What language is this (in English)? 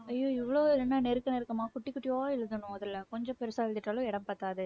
Tamil